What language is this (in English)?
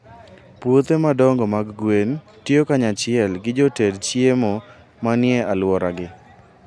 Luo (Kenya and Tanzania)